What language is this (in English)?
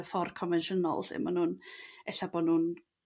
Welsh